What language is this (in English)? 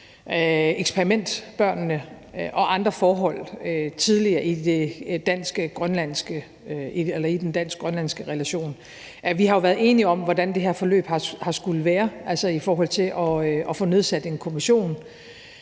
Danish